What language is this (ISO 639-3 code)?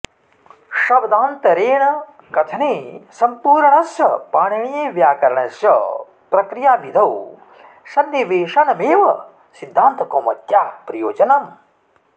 san